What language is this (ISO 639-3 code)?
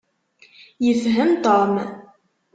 kab